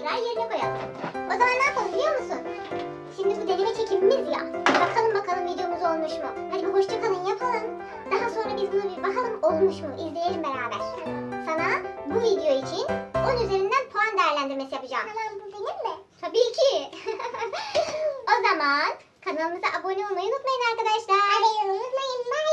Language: Turkish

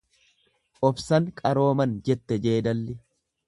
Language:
Oromo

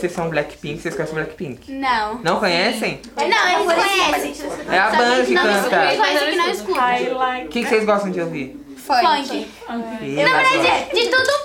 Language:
Portuguese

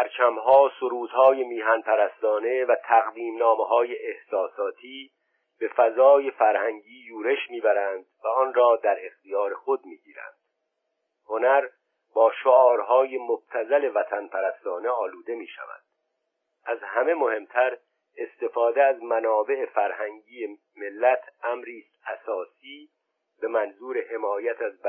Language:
Persian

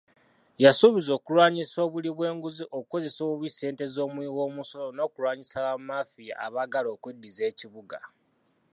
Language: Ganda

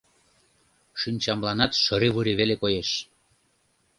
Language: Mari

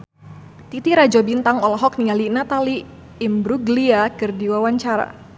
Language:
Sundanese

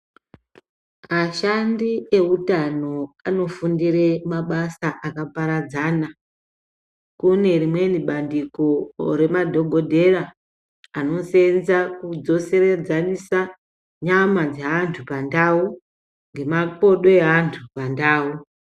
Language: Ndau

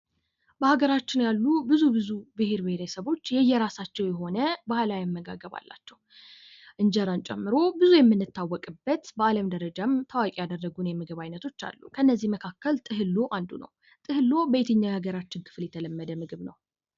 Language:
Amharic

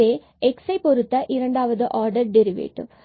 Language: Tamil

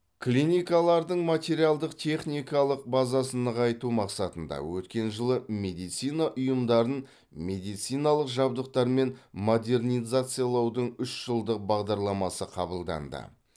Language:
Kazakh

